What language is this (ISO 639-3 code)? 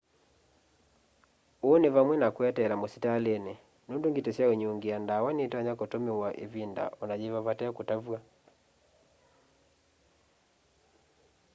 kam